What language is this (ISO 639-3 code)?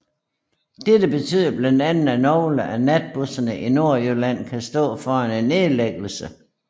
dan